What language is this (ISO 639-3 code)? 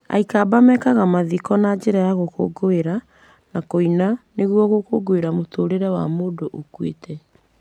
kik